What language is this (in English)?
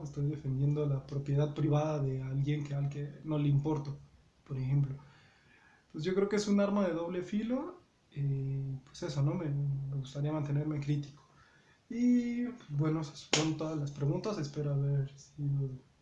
Spanish